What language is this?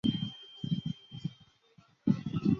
Chinese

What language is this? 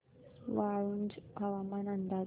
Marathi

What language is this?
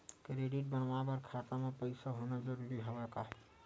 Chhattisgarhi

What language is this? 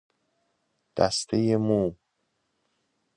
Persian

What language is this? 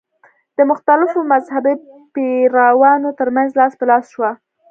Pashto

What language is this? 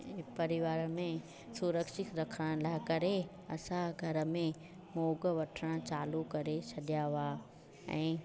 Sindhi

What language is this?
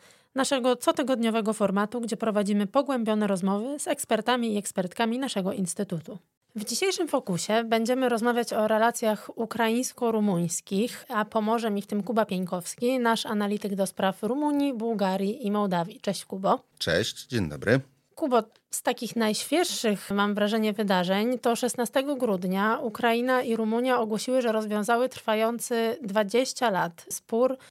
Polish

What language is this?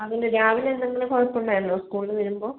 Malayalam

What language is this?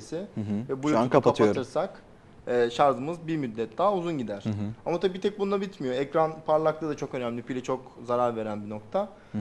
Turkish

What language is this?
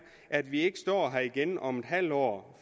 Danish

